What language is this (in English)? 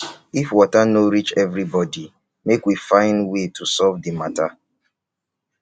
Nigerian Pidgin